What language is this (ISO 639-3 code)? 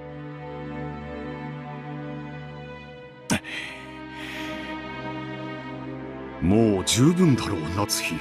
jpn